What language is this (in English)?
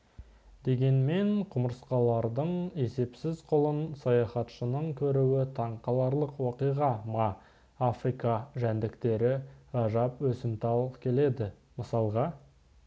Kazakh